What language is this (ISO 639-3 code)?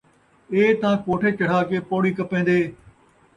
skr